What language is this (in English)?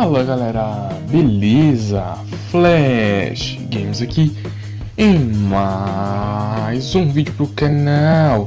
Portuguese